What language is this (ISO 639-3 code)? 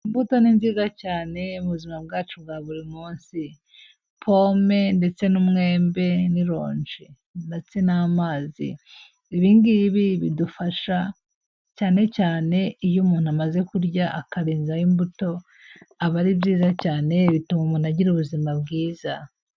kin